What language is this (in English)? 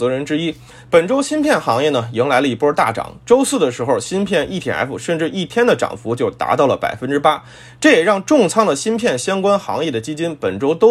Chinese